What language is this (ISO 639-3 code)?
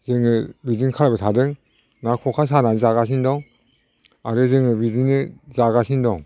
brx